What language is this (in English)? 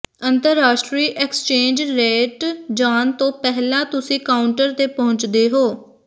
Punjabi